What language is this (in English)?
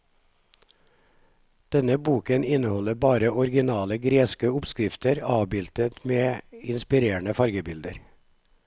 Norwegian